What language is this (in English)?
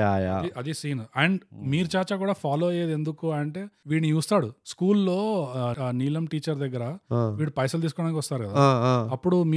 Telugu